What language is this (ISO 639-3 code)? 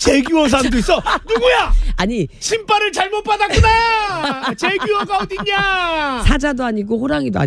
kor